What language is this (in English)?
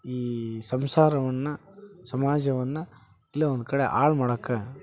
Kannada